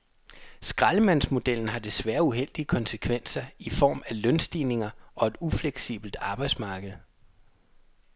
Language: Danish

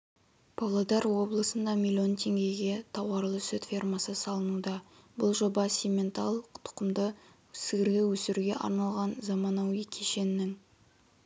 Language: Kazakh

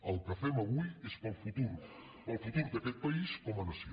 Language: Catalan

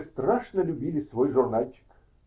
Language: Russian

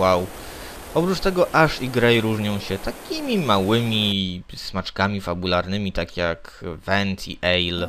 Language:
Polish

